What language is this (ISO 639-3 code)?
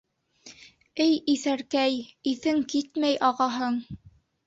bak